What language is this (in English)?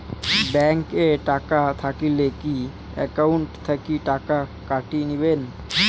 Bangla